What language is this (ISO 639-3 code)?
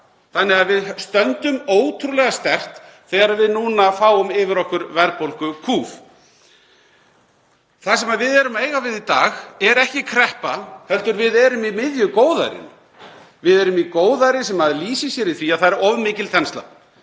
isl